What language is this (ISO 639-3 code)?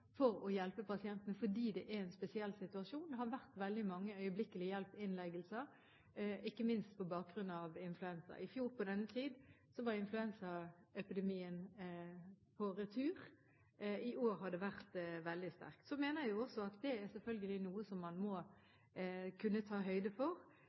nob